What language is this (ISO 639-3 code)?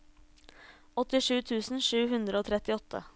nor